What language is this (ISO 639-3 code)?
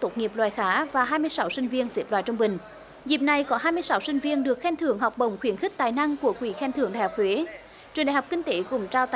vie